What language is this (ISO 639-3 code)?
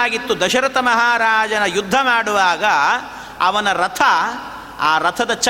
kan